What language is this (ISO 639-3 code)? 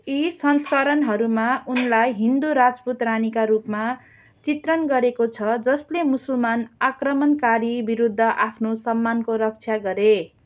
nep